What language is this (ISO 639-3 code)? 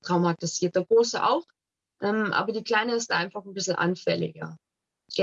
deu